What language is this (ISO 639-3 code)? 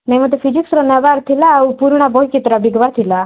ori